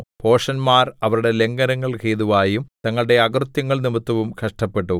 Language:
Malayalam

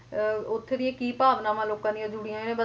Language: Punjabi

